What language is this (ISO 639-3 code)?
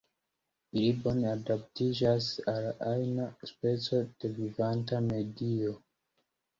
epo